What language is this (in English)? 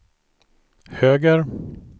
Swedish